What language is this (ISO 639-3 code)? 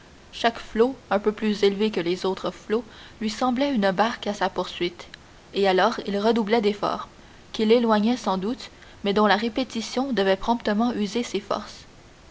fra